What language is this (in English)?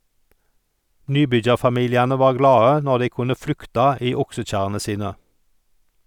Norwegian